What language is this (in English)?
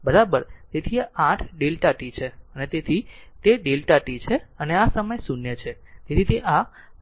Gujarati